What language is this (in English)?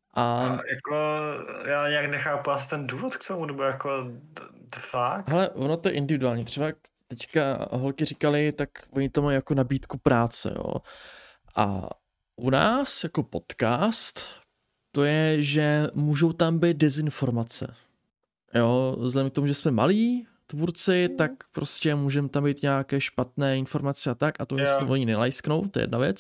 Czech